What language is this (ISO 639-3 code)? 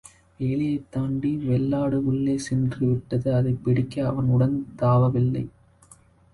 tam